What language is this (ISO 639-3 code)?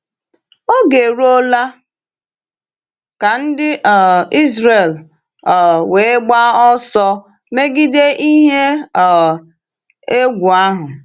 ibo